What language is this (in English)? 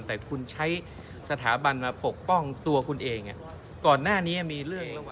Thai